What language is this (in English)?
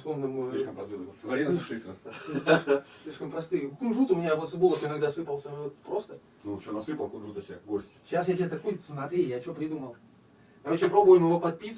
Russian